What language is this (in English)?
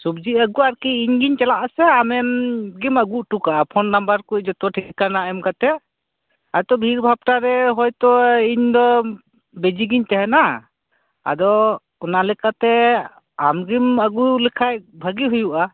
Santali